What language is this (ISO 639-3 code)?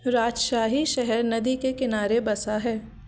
hin